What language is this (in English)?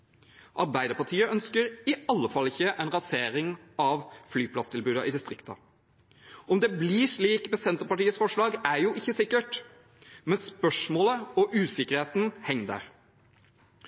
Norwegian Bokmål